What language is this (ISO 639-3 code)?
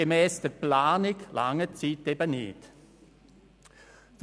gsw